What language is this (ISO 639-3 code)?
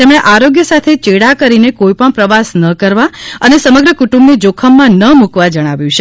guj